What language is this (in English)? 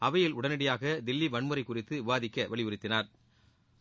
Tamil